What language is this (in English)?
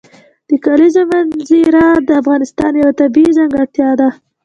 Pashto